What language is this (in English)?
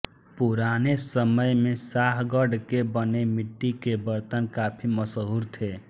Hindi